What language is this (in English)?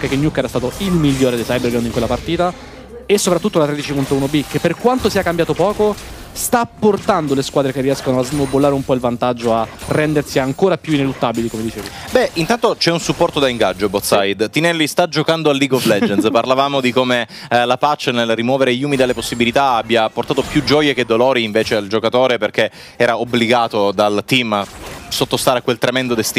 Italian